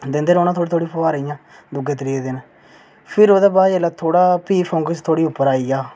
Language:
Dogri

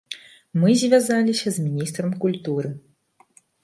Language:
Belarusian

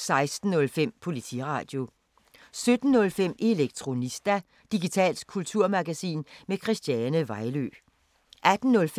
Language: Danish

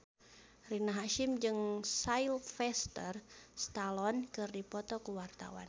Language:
Sundanese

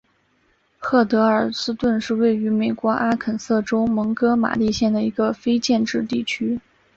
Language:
Chinese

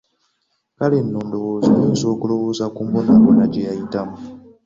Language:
Ganda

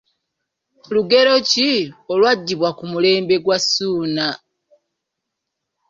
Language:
Ganda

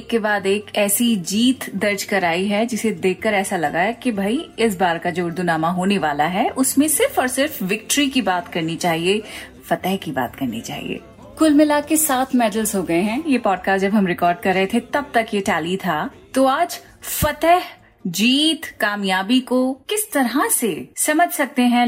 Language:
Hindi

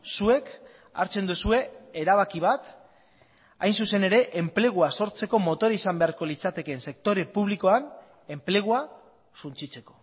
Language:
Basque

